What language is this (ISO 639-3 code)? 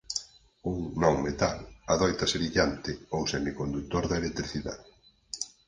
glg